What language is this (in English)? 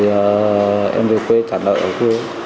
Vietnamese